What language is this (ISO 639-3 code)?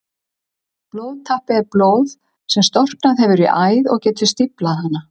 isl